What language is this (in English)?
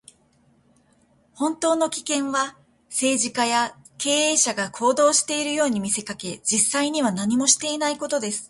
Japanese